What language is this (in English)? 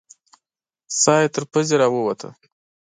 Pashto